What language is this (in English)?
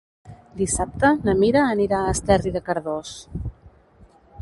Catalan